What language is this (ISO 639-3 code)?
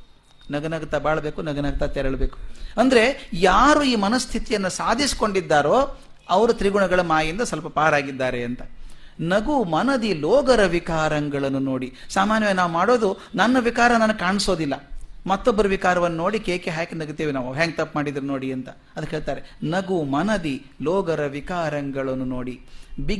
kan